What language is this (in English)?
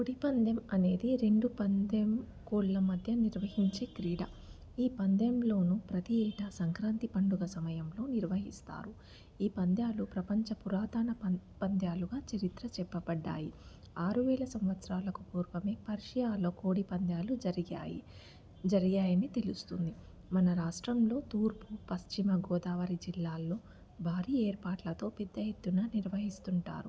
Telugu